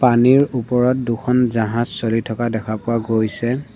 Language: Assamese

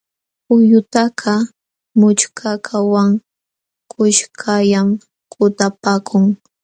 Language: Jauja Wanca Quechua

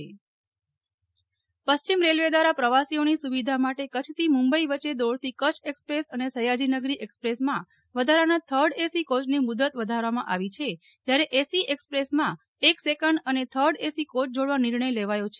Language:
Gujarati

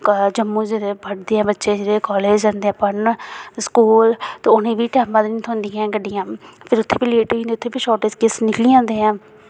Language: Dogri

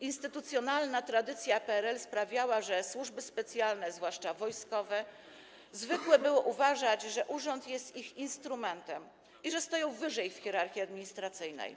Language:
Polish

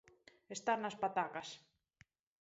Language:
Galician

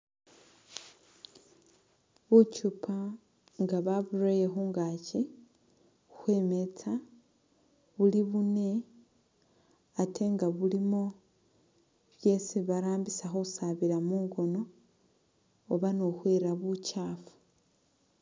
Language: Masaaba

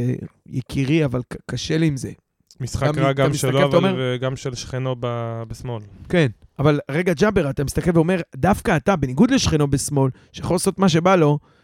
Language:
Hebrew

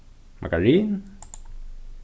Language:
Faroese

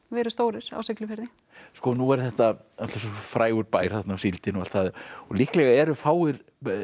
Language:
Icelandic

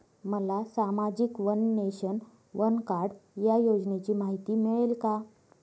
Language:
Marathi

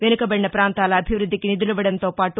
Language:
Telugu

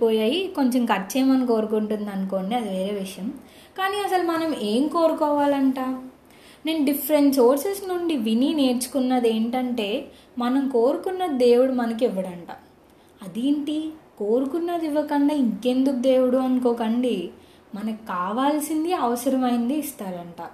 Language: Telugu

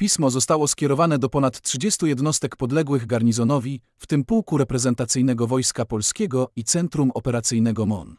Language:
Polish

